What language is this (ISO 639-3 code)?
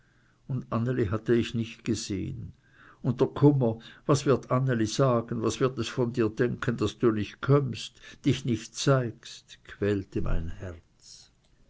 deu